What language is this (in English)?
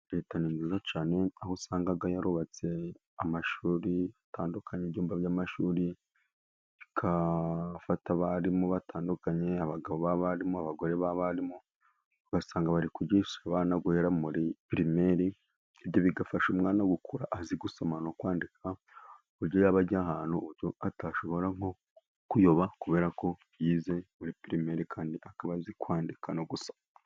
Kinyarwanda